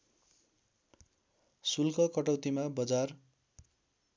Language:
Nepali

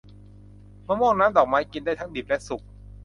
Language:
Thai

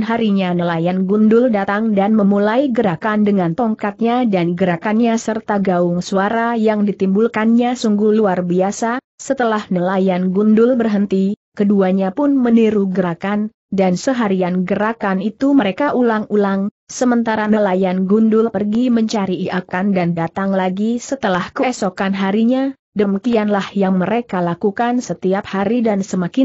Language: Indonesian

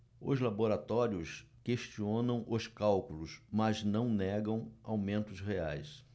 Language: Portuguese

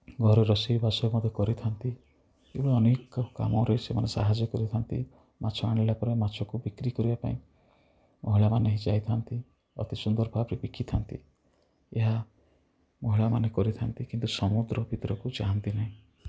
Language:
Odia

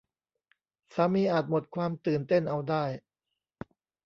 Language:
Thai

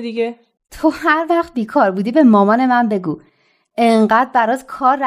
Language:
Persian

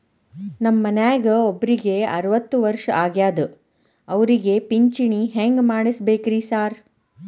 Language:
Kannada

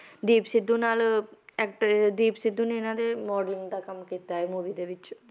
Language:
Punjabi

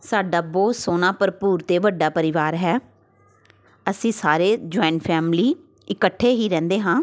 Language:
Punjabi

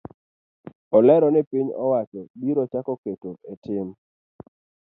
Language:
Luo (Kenya and Tanzania)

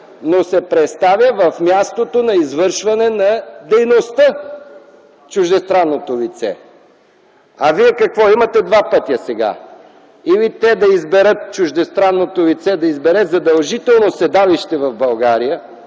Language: Bulgarian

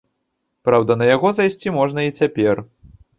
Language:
Belarusian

